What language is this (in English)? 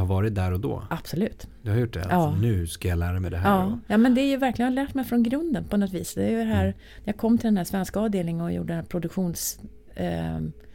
Swedish